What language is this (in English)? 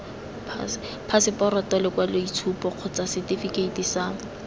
Tswana